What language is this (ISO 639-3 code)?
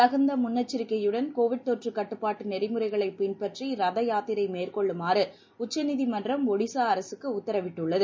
tam